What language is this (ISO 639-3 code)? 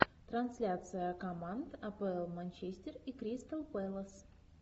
rus